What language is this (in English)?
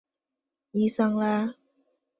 Chinese